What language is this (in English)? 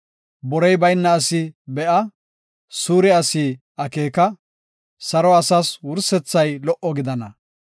Gofa